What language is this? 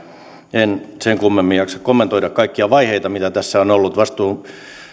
Finnish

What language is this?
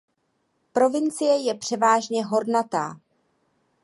Czech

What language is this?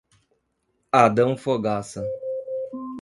Portuguese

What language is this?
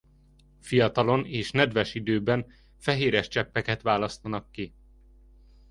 Hungarian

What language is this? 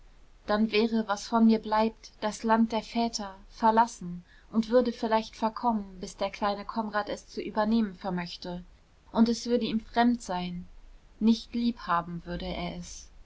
German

